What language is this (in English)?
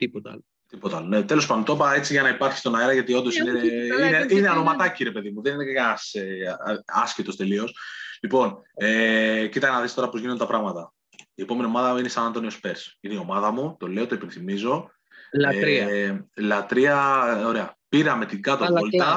Greek